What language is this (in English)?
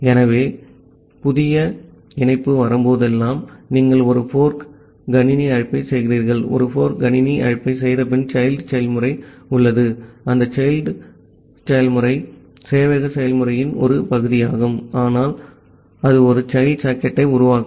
Tamil